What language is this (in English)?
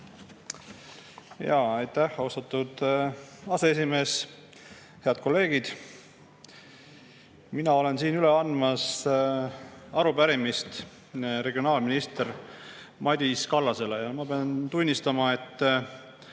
Estonian